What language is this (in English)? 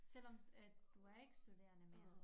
Danish